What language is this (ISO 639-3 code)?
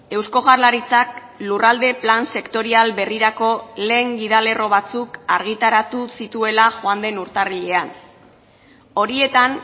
eus